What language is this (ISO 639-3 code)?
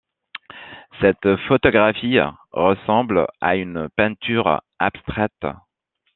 fra